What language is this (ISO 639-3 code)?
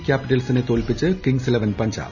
mal